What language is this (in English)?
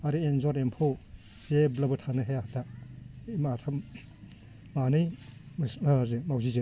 Bodo